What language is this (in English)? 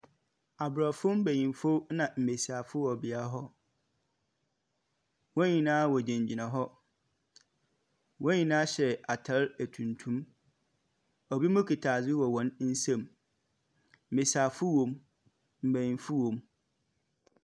Akan